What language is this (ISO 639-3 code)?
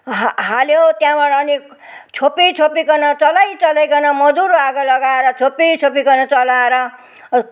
nep